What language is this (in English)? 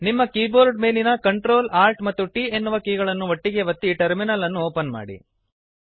Kannada